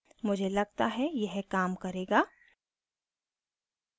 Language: Hindi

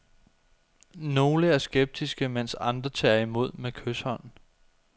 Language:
Danish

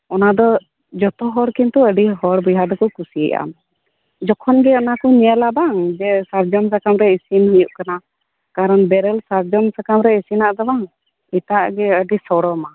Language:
Santali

